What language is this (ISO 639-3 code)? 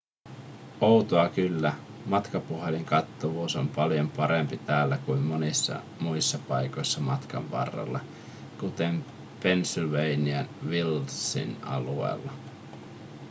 fin